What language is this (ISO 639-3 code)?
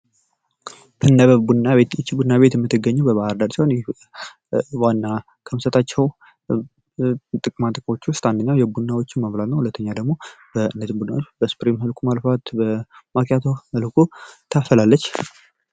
amh